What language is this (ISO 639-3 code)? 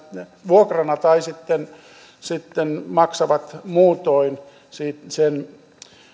fin